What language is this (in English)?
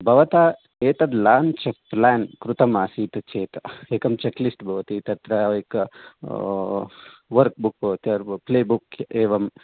Sanskrit